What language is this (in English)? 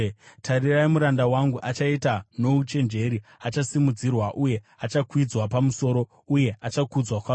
Shona